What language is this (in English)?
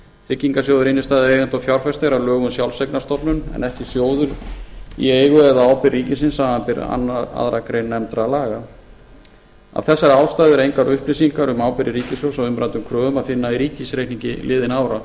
Icelandic